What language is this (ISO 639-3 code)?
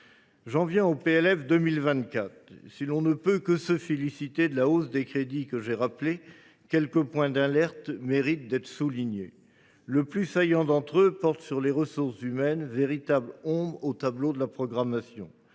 fra